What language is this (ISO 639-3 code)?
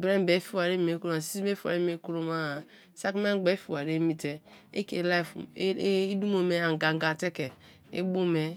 ijn